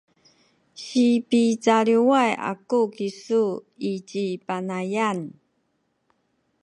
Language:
Sakizaya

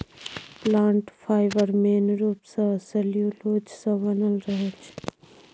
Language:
Maithili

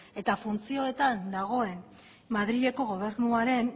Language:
Basque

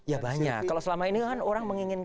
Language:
Indonesian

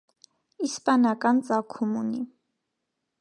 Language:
Armenian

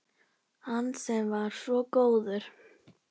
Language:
Icelandic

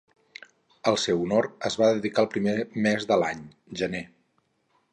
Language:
Catalan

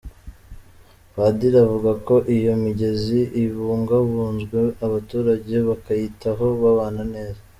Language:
Kinyarwanda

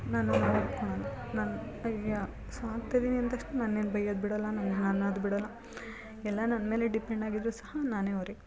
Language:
Kannada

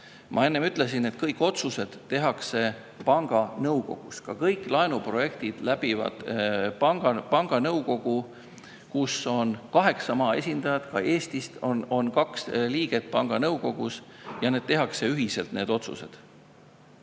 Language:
Estonian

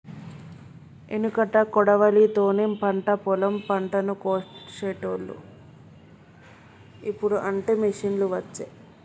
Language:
Telugu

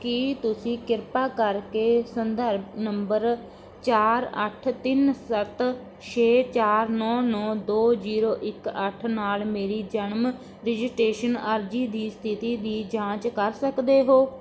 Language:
Punjabi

